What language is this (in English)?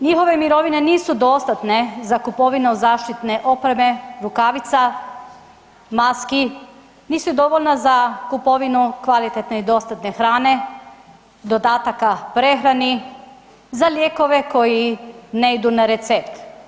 Croatian